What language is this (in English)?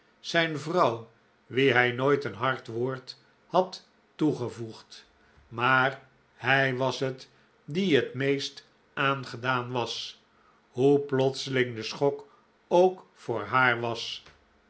Dutch